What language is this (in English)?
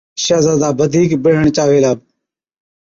Od